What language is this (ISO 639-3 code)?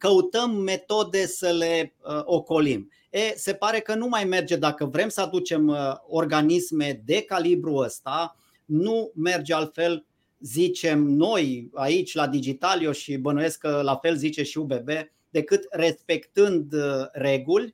ron